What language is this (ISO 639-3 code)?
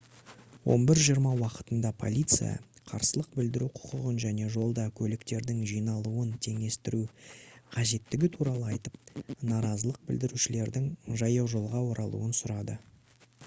kaz